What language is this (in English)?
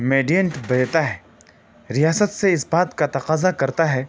Urdu